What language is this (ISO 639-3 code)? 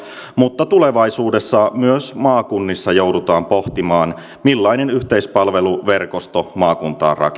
fin